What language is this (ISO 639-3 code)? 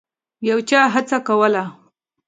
pus